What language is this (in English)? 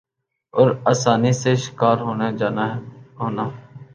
Urdu